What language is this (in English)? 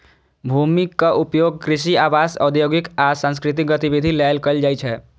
Maithili